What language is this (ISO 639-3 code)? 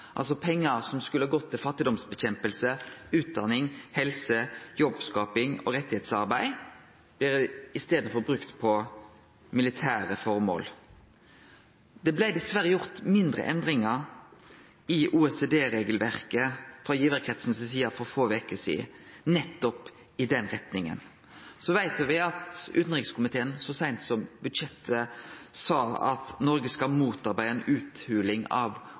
nno